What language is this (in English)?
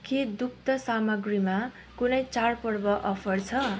Nepali